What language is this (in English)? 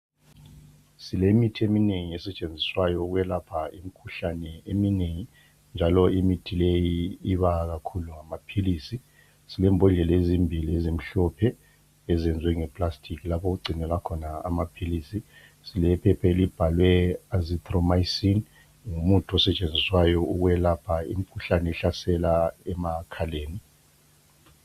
North Ndebele